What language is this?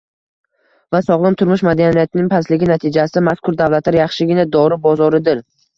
Uzbek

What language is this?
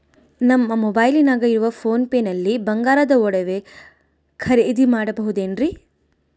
Kannada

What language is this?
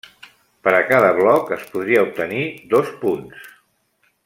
Catalan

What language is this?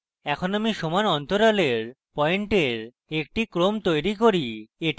Bangla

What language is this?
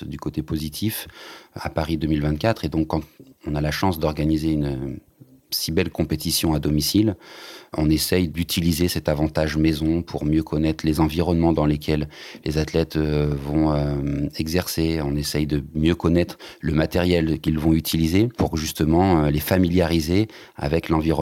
French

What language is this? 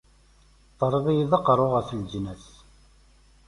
Kabyle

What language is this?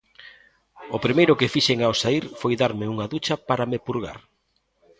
Galician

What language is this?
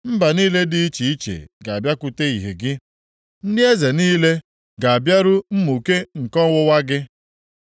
Igbo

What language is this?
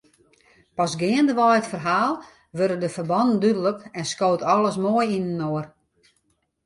Western Frisian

